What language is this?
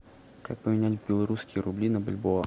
Russian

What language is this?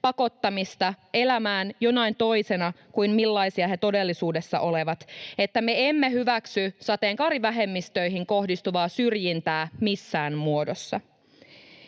Finnish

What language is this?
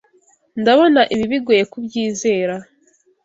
Kinyarwanda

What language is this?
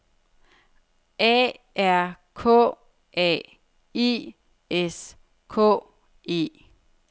Danish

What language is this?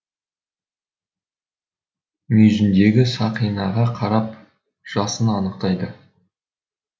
Kazakh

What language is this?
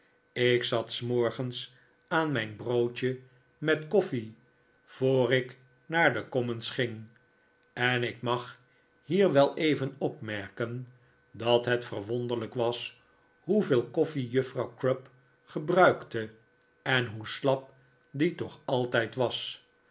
Dutch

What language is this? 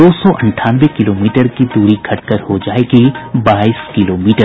Hindi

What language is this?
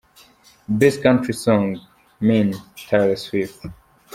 Kinyarwanda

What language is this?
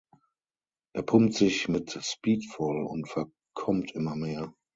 German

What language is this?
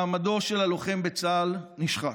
Hebrew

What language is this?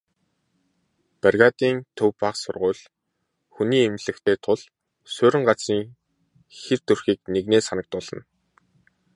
Mongolian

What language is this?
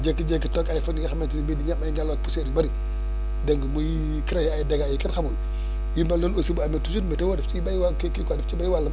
Wolof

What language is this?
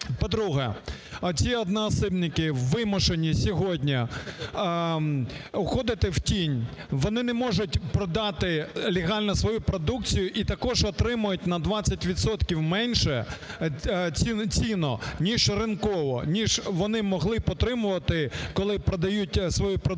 Ukrainian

